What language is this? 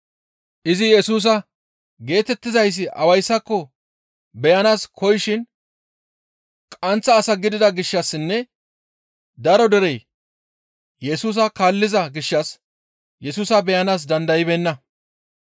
Gamo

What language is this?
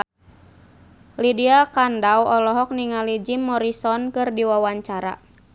Sundanese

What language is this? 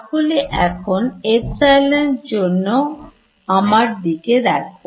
Bangla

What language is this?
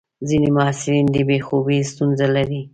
Pashto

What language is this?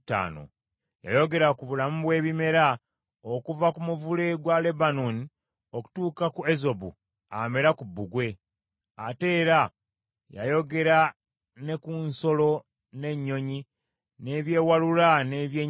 Ganda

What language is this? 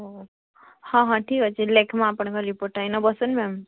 Odia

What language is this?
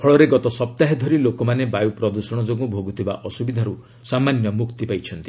Odia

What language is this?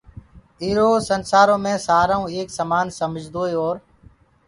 Gurgula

